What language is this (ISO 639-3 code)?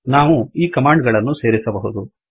kan